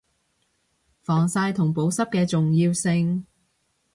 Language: Cantonese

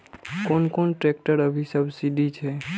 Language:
Maithili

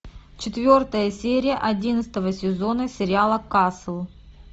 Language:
Russian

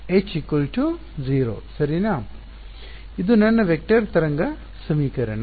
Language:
Kannada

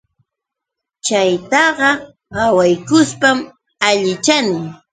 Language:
Yauyos Quechua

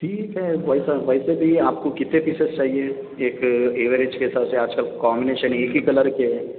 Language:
Urdu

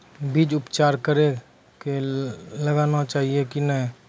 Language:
Maithili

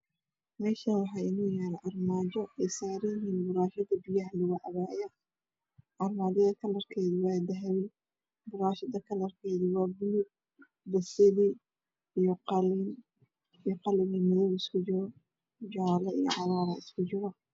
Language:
Somali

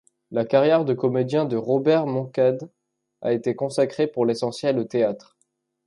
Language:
French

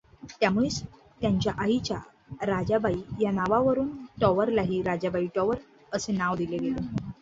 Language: Marathi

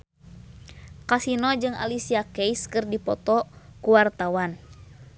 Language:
Sundanese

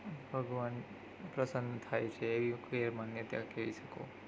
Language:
Gujarati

